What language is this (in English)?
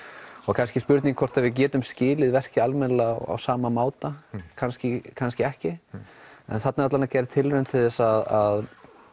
Icelandic